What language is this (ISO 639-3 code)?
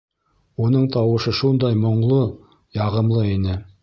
bak